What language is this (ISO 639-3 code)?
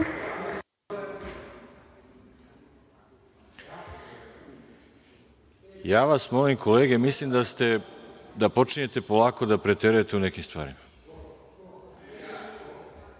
srp